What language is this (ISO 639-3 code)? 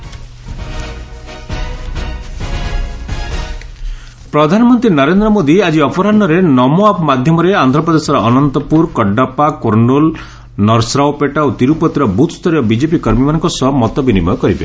ori